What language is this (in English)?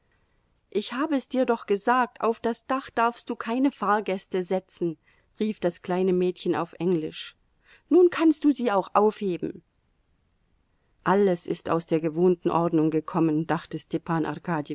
German